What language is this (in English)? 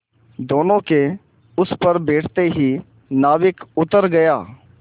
Hindi